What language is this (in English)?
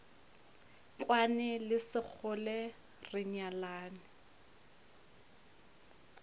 Northern Sotho